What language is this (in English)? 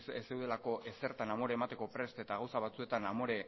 Basque